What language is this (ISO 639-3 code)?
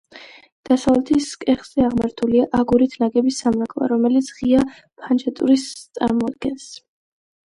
kat